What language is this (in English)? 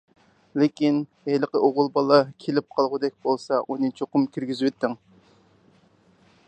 Uyghur